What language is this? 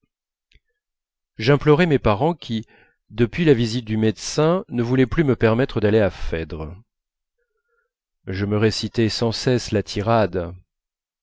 French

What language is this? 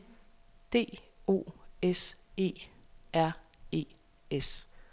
Danish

